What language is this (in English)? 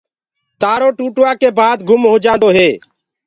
Gurgula